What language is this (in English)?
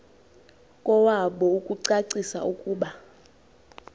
Xhosa